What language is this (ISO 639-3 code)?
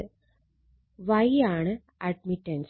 mal